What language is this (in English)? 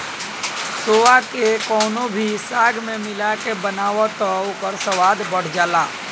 Bhojpuri